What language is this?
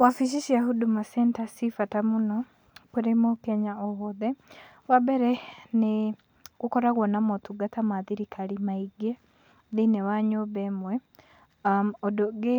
Kikuyu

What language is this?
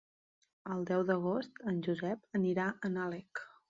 Catalan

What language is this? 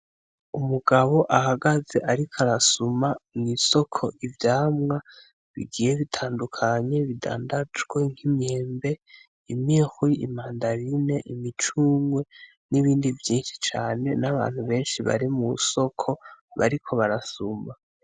Rundi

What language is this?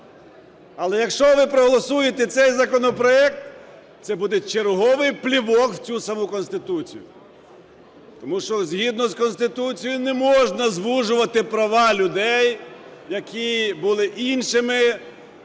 Ukrainian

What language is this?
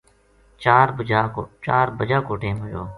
Gujari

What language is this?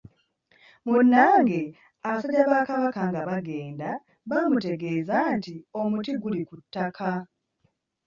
Ganda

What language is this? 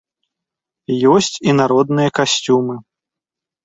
Belarusian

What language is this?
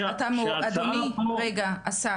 Hebrew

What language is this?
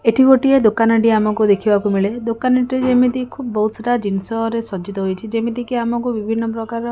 Odia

